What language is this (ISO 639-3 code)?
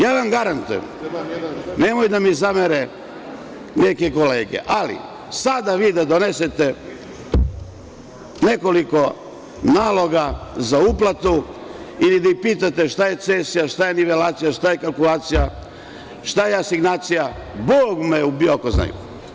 srp